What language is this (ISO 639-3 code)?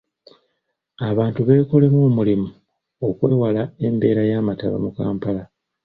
lug